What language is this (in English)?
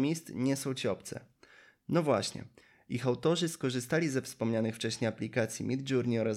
Polish